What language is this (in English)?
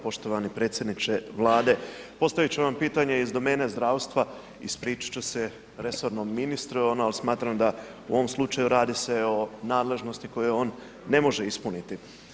Croatian